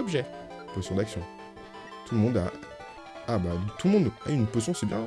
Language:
French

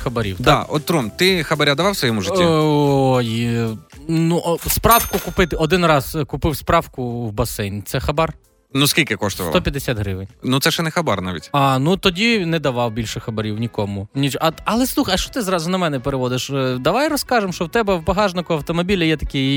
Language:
Ukrainian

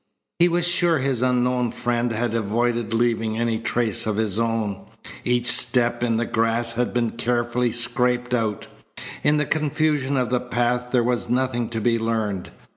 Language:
English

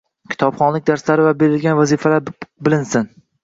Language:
Uzbek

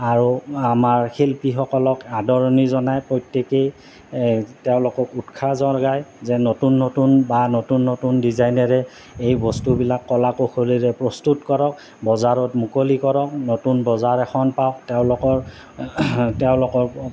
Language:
Assamese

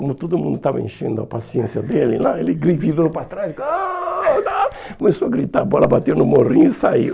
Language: Portuguese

